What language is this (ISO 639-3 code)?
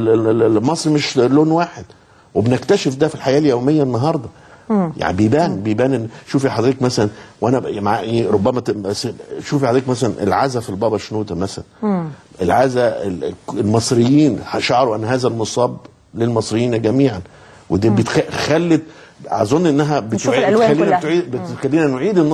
ara